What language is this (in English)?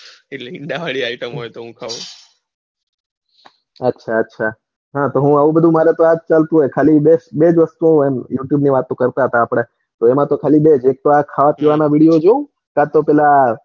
Gujarati